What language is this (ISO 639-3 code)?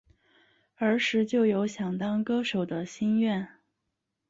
zho